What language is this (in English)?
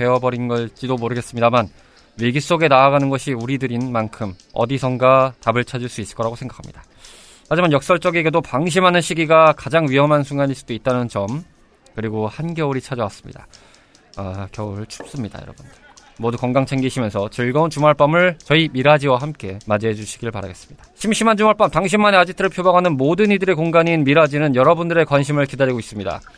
Korean